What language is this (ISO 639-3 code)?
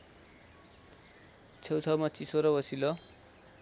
nep